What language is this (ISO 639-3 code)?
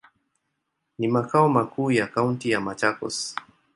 swa